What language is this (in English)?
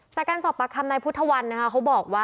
Thai